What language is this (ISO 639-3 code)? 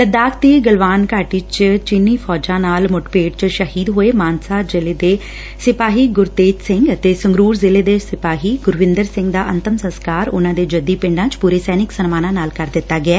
pan